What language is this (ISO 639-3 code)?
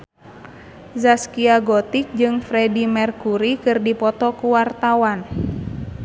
sun